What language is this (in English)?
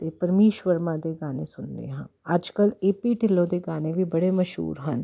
Punjabi